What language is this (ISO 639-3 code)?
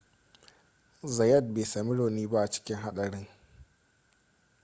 hau